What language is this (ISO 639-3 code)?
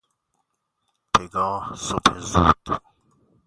fas